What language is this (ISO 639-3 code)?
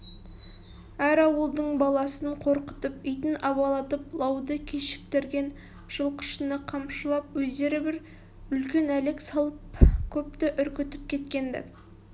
kaz